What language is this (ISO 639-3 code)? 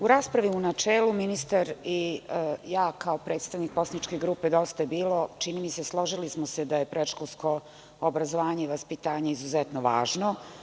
srp